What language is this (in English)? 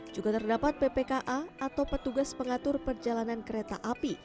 Indonesian